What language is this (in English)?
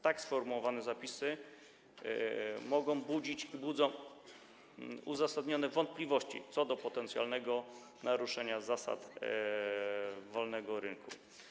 Polish